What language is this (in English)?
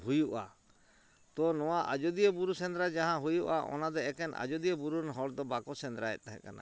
Santali